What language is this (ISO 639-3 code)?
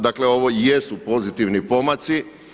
hrv